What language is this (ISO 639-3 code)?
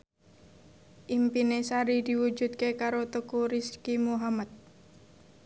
jav